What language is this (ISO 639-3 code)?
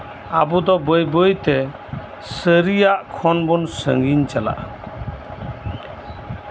sat